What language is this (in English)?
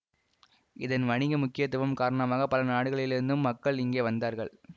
Tamil